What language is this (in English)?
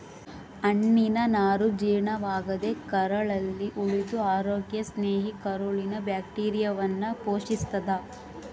Kannada